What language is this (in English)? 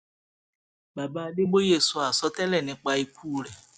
Yoruba